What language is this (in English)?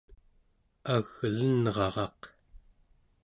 Central Yupik